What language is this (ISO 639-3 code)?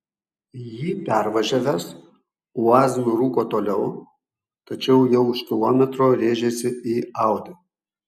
lit